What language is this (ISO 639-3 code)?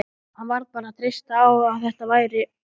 isl